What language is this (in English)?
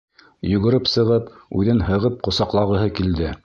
Bashkir